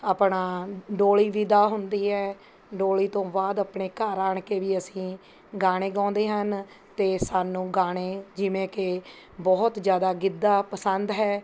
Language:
Punjabi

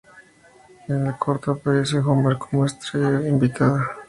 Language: Spanish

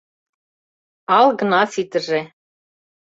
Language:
Mari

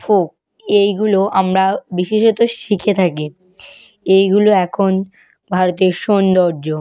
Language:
Bangla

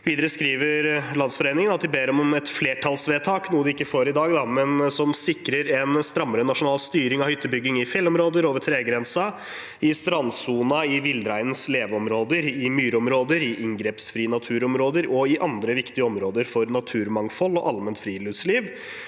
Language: Norwegian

